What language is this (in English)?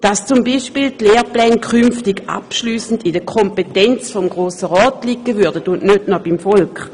Swiss German